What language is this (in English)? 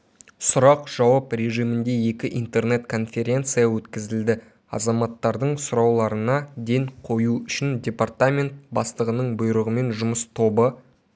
Kazakh